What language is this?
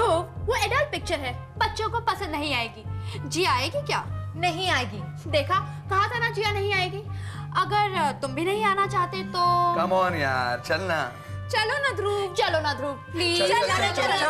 Hindi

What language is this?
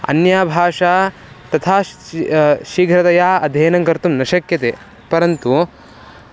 Sanskrit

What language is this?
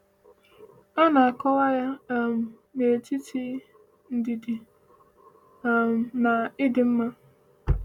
Igbo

